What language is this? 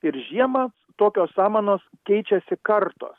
Lithuanian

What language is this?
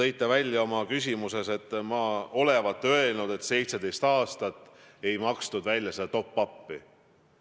Estonian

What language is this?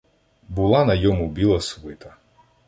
Ukrainian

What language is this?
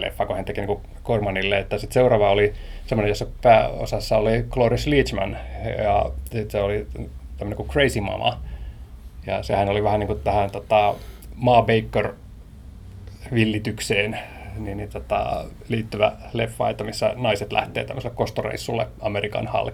Finnish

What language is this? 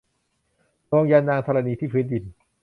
Thai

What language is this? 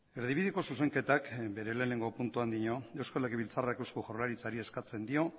Basque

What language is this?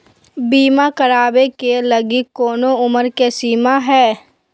Magahi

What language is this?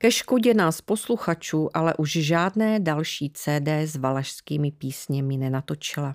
Czech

